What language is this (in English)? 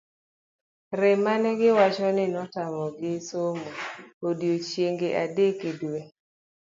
Luo (Kenya and Tanzania)